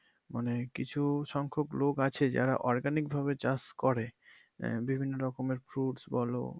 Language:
Bangla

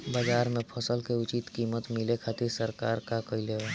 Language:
Bhojpuri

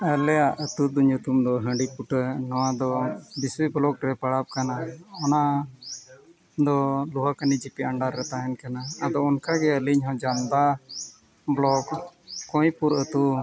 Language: Santali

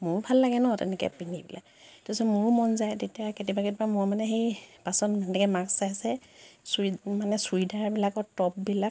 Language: Assamese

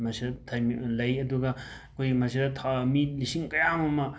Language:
Manipuri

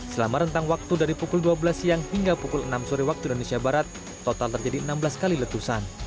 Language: Indonesian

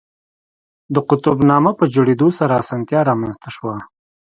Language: Pashto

